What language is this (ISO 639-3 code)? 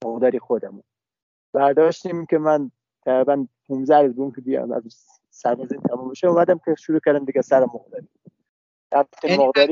fas